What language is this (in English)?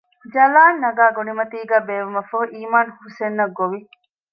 Divehi